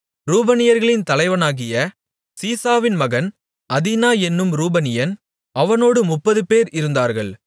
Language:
Tamil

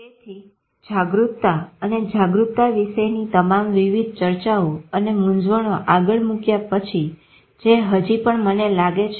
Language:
Gujarati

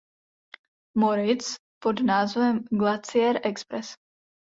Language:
Czech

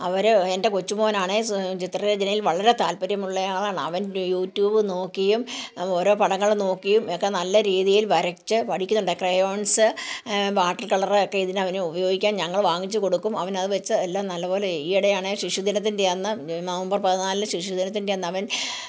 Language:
Malayalam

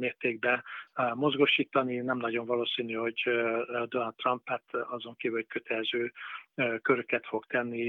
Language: Hungarian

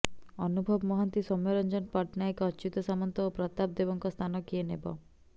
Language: Odia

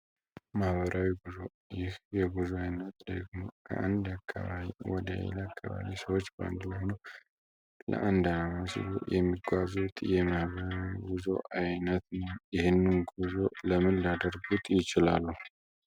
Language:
Amharic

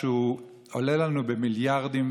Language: Hebrew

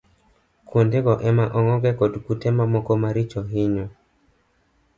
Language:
Luo (Kenya and Tanzania)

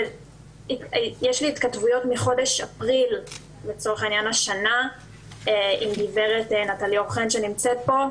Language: Hebrew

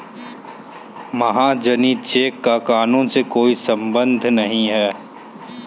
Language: Hindi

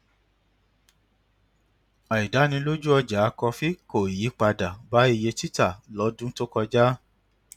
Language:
Yoruba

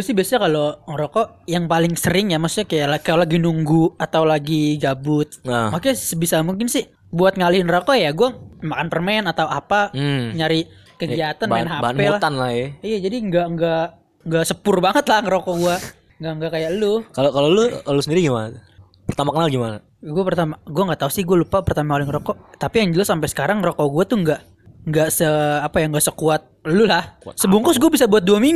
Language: Indonesian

